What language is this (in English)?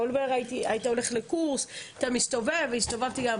Hebrew